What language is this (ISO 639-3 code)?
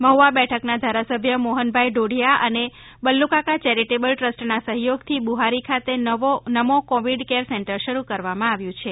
guj